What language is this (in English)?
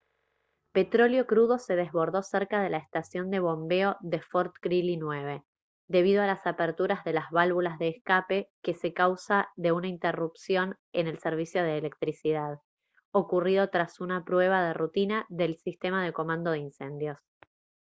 Spanish